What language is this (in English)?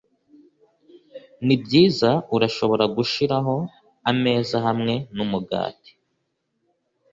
Kinyarwanda